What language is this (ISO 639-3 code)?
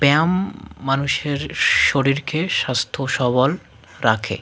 ben